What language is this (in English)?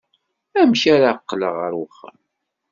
Kabyle